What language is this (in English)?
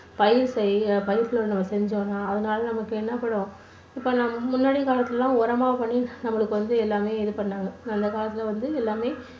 Tamil